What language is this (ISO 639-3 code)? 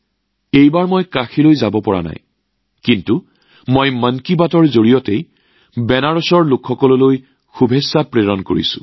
asm